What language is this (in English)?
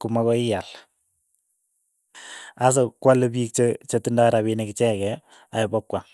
Keiyo